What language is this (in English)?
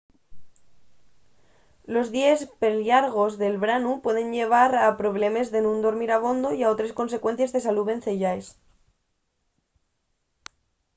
Asturian